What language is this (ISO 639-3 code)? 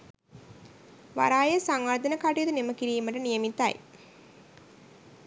sin